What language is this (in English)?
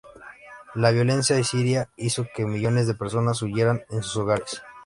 Spanish